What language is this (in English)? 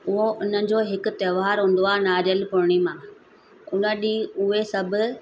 Sindhi